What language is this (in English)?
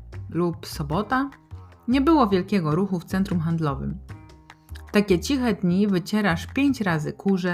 Polish